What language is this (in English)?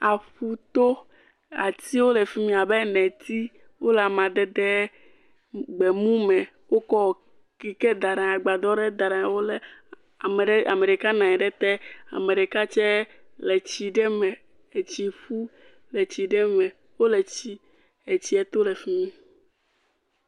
Ewe